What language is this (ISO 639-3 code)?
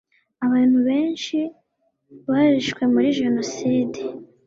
kin